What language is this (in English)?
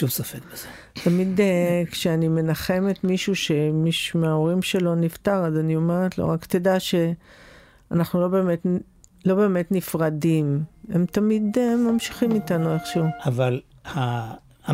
Hebrew